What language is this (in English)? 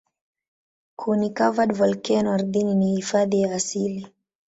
Swahili